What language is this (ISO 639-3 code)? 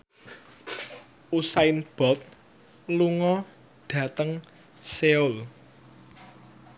jav